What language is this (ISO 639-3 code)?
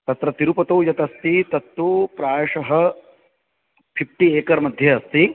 san